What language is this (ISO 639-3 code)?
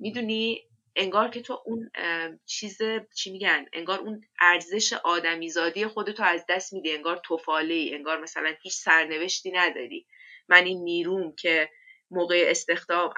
fas